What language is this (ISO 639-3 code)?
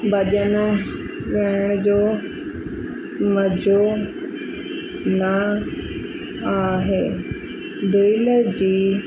snd